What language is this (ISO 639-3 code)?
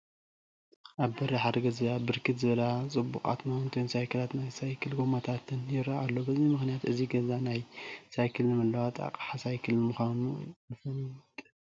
tir